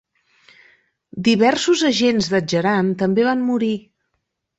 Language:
Catalan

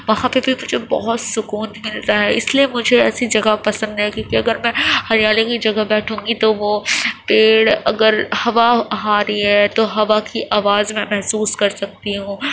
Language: Urdu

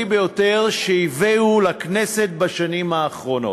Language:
Hebrew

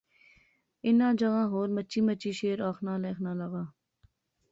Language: Pahari-Potwari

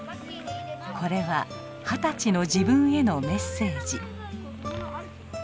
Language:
Japanese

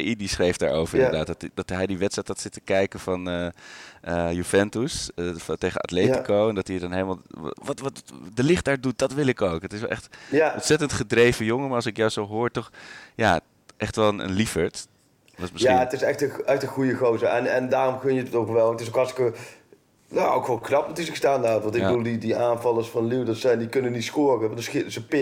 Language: Dutch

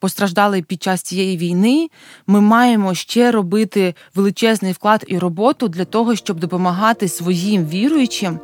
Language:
Ukrainian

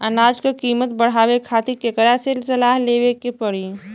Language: Bhojpuri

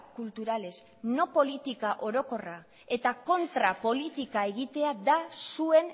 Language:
Basque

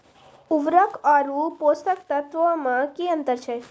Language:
Maithili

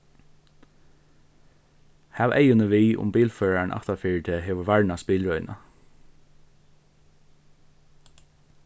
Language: Faroese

